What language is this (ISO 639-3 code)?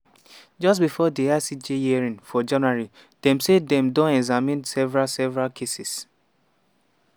pcm